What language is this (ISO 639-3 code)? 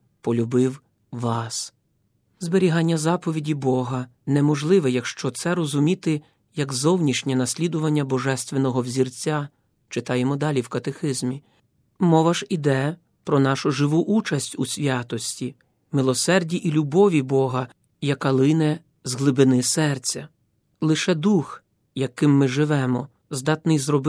ukr